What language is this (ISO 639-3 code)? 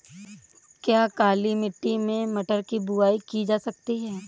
hin